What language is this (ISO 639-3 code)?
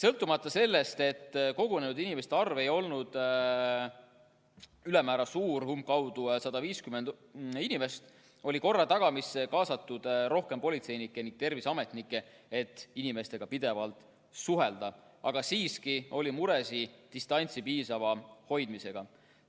est